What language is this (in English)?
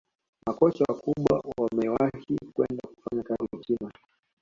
Swahili